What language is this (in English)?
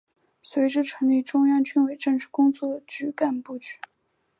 Chinese